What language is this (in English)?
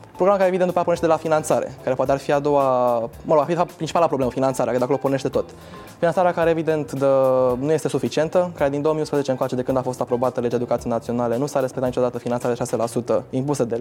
Romanian